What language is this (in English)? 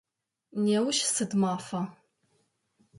Adyghe